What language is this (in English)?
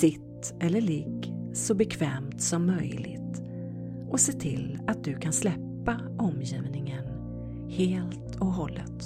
Swedish